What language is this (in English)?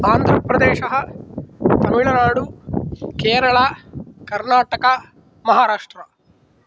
Sanskrit